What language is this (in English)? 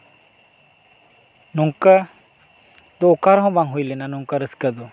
Santali